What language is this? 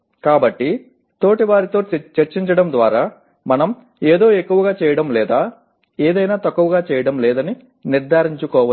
Telugu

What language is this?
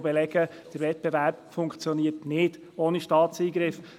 Swiss German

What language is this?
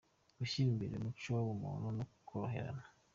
Kinyarwanda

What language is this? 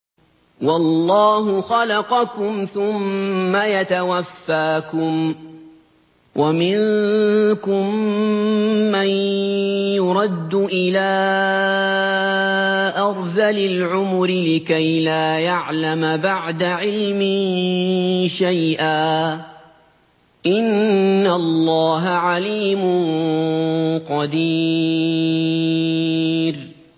Arabic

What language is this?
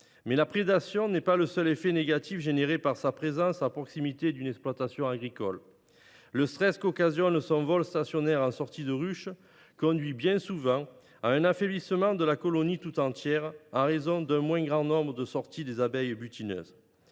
French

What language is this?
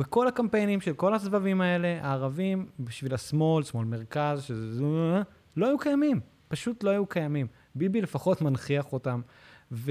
Hebrew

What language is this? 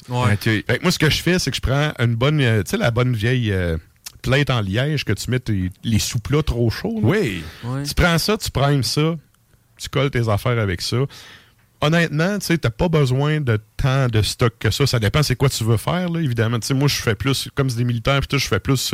French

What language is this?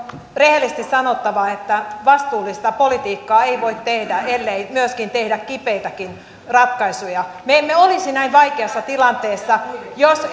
Finnish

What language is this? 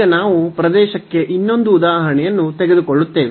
Kannada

